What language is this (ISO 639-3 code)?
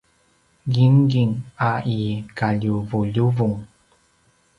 pwn